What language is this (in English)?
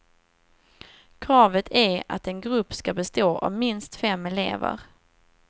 Swedish